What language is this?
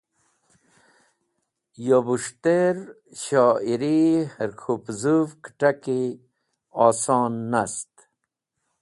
Wakhi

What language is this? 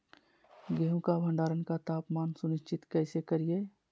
Magahi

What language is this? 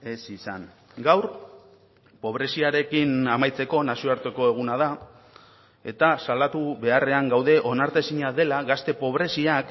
Basque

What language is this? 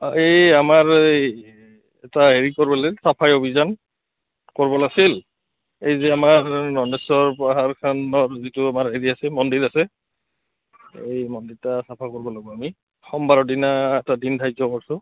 Assamese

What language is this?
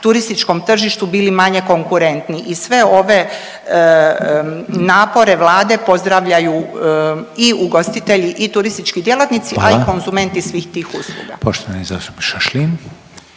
Croatian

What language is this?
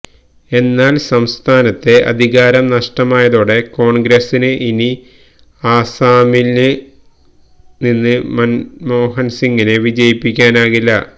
Malayalam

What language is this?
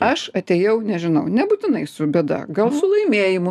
Lithuanian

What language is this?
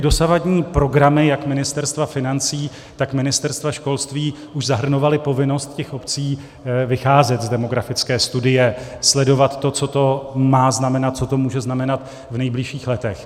Czech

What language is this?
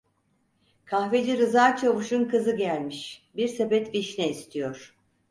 Turkish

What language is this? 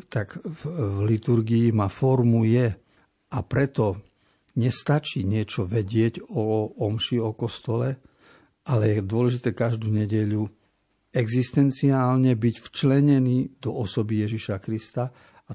Slovak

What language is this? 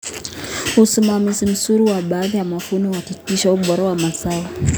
Kalenjin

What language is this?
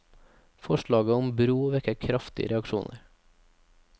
Norwegian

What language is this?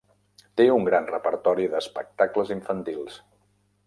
Catalan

